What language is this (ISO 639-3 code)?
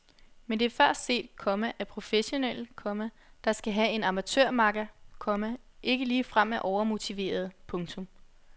dan